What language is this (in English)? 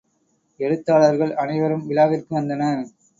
Tamil